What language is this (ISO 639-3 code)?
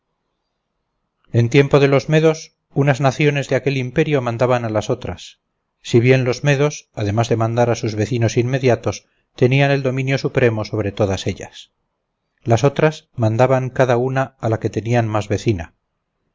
spa